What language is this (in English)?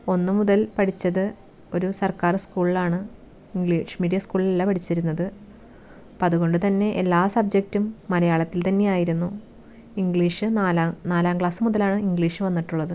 Malayalam